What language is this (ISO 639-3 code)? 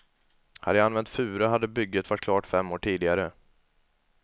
swe